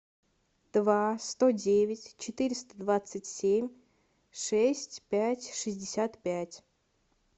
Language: Russian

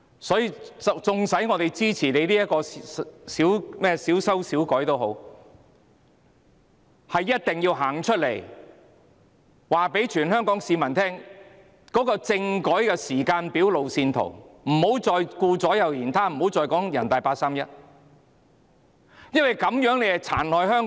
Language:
Cantonese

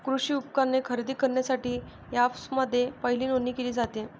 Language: Marathi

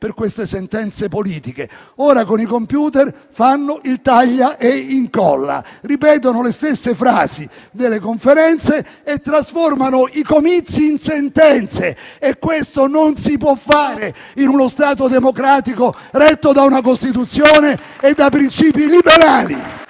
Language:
Italian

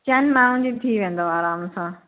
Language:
Sindhi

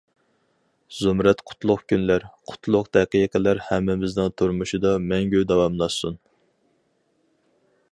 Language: Uyghur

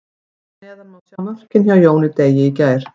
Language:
Icelandic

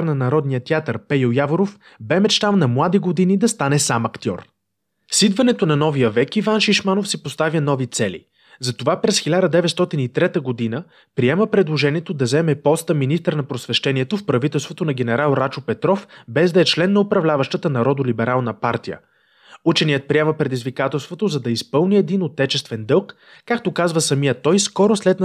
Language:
Bulgarian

